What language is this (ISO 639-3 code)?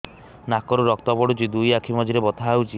ori